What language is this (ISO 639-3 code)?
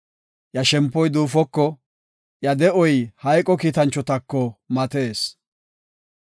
gof